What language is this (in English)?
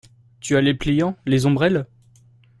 French